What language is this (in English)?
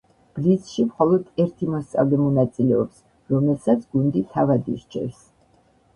Georgian